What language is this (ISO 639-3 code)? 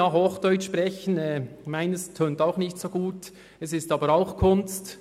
gsw